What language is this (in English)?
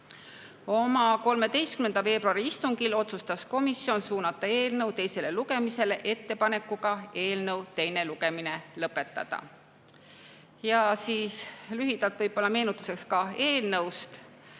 Estonian